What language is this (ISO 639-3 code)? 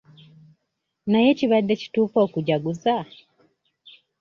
lug